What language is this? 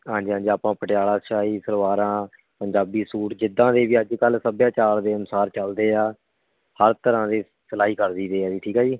Punjabi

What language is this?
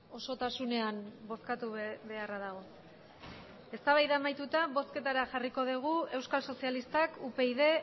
Basque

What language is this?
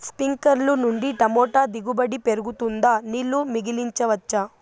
Telugu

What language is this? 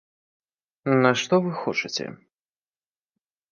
Belarusian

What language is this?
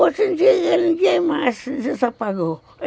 Portuguese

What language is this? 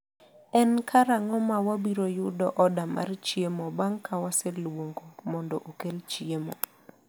Luo (Kenya and Tanzania)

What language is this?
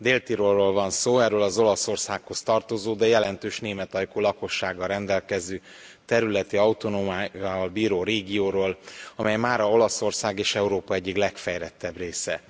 Hungarian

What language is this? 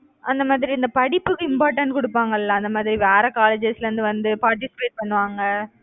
Tamil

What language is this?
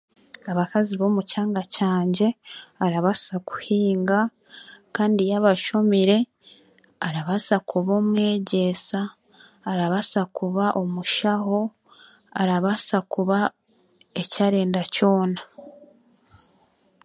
Chiga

